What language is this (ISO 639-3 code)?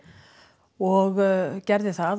isl